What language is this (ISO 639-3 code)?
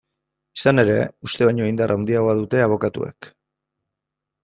eus